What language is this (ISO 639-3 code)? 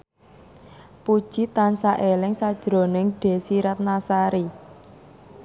jav